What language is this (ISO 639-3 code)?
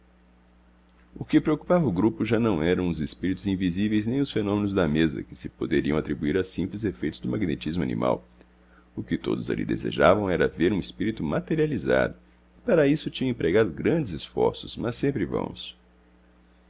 por